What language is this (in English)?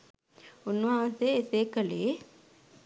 Sinhala